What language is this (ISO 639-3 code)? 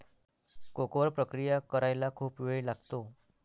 mar